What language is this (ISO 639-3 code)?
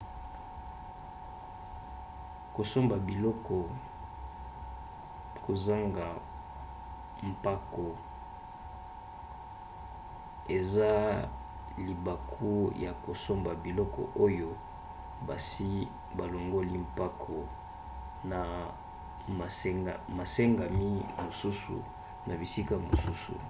lin